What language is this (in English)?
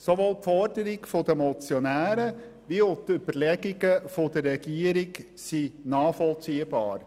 Swiss German